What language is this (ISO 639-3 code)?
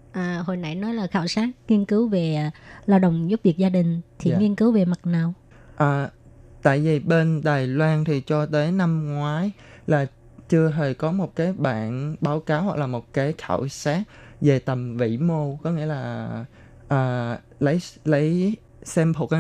vie